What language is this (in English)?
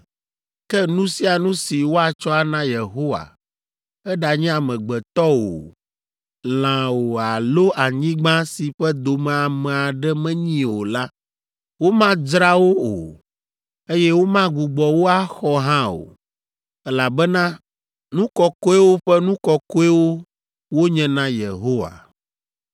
Ewe